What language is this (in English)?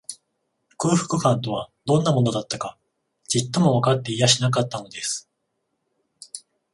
Japanese